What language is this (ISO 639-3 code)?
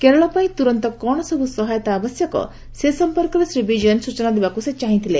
ori